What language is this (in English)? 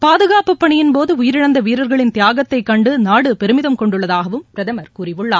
Tamil